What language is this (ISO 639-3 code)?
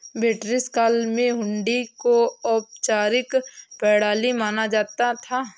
hin